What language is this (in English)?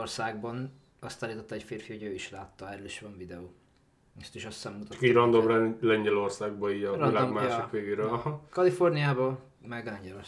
Hungarian